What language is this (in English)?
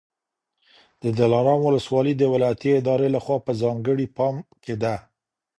Pashto